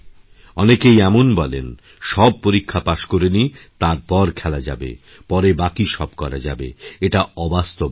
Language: Bangla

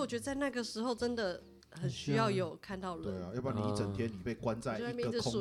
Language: Chinese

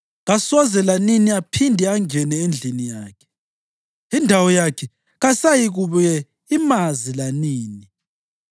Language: North Ndebele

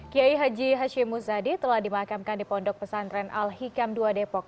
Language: Indonesian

